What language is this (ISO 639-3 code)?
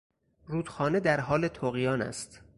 fas